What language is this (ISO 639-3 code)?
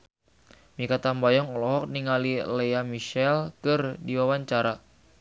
sun